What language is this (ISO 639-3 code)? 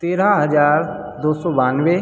hin